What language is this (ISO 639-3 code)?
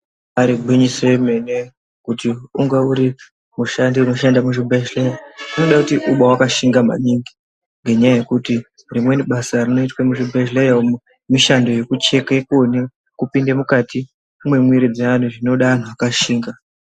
ndc